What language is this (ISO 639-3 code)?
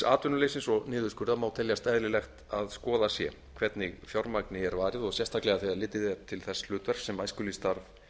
isl